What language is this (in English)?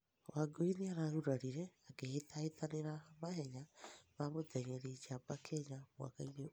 Kikuyu